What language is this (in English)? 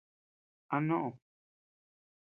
Tepeuxila Cuicatec